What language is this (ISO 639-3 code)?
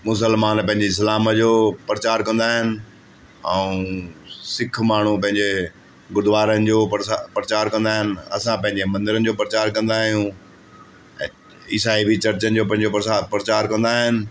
snd